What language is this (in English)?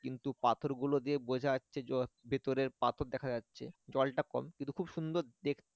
Bangla